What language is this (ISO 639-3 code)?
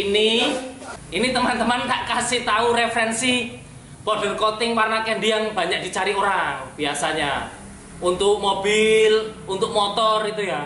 ind